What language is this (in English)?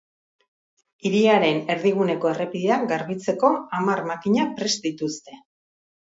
Basque